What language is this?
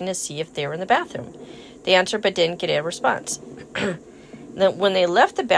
English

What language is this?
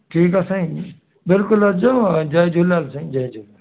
Sindhi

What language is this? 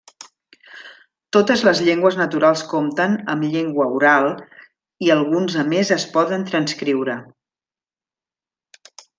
Catalan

